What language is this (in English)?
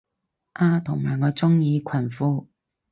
Cantonese